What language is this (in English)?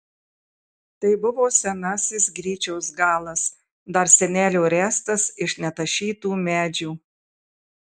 Lithuanian